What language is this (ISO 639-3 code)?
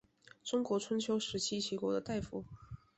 zho